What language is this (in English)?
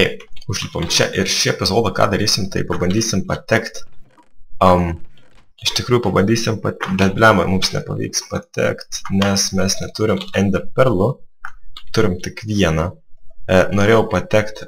Lithuanian